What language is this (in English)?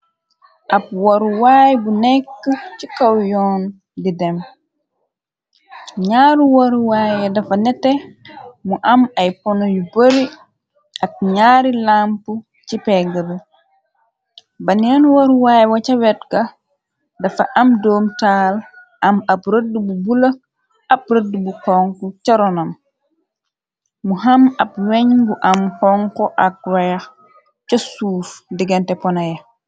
Wolof